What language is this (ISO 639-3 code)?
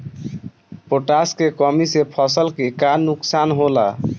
bho